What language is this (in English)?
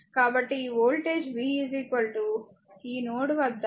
Telugu